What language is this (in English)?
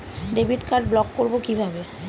Bangla